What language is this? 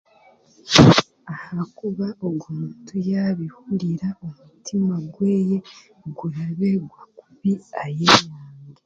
Chiga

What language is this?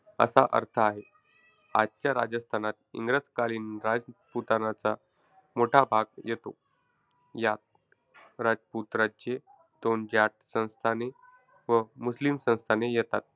Marathi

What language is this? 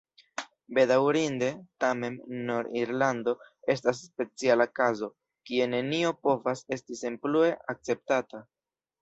Esperanto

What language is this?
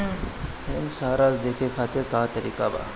Bhojpuri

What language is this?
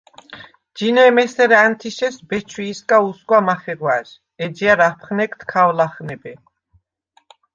Svan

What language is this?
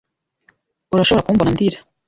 Kinyarwanda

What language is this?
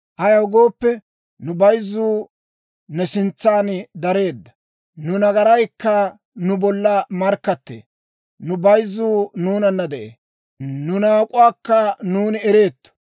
Dawro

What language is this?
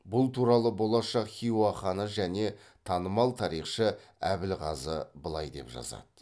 Kazakh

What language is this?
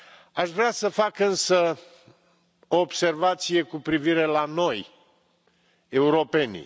Romanian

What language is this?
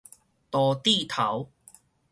Min Nan Chinese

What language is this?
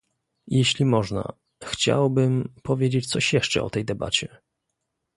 Polish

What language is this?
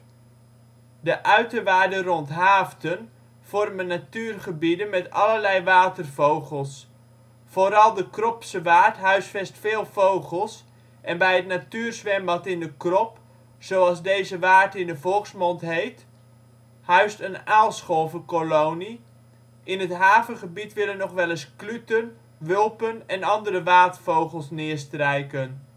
Dutch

